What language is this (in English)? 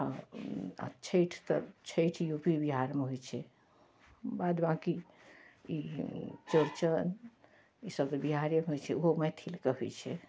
Maithili